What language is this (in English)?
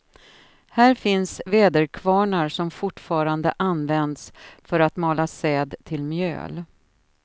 Swedish